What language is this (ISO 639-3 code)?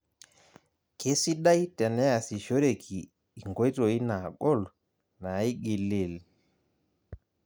mas